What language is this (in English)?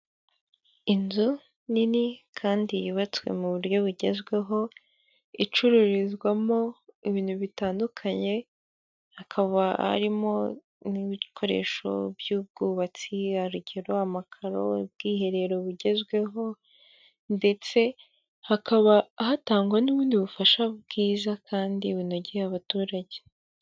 Kinyarwanda